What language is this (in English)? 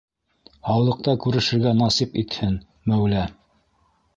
Bashkir